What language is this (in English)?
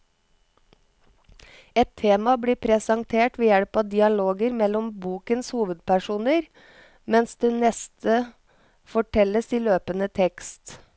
Norwegian